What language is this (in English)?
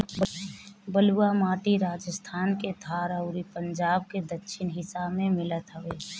Bhojpuri